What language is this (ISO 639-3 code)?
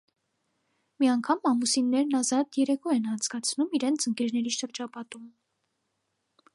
hye